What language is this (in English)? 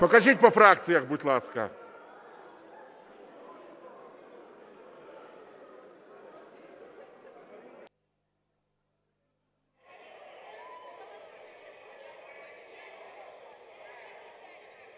Ukrainian